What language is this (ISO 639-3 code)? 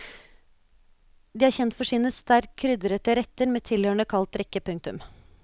nor